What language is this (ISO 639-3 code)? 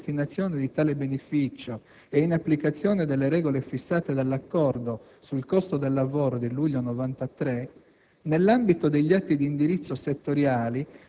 ita